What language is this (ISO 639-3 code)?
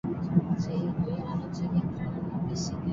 eus